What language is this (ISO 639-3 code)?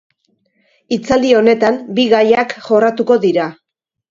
eus